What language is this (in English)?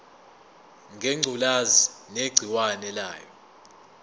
Zulu